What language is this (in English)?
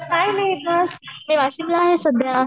Marathi